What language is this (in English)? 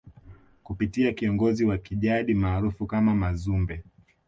Swahili